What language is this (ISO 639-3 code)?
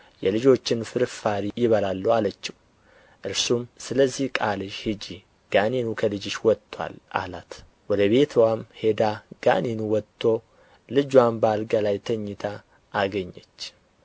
amh